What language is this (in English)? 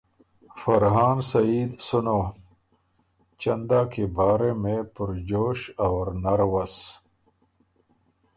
Urdu